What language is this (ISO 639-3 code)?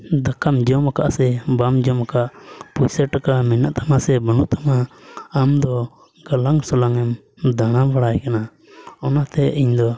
sat